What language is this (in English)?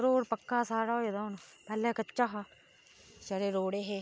Dogri